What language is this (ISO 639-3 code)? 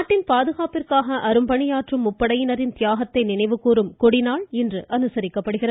tam